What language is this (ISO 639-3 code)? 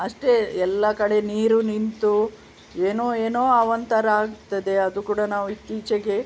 kan